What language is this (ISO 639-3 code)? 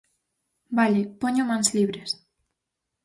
glg